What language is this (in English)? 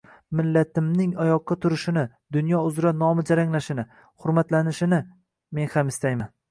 Uzbek